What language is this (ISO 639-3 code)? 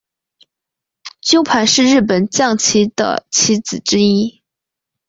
zho